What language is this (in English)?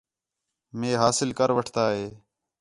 Khetrani